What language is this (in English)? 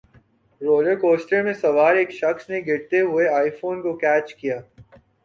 Urdu